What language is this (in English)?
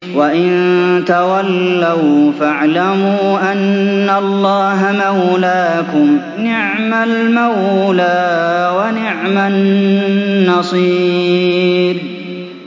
Arabic